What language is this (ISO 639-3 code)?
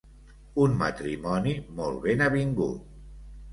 cat